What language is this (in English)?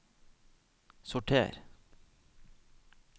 Norwegian